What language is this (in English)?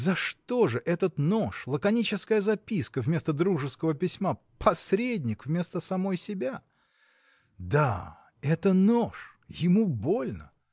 Russian